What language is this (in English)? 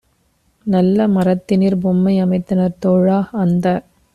Tamil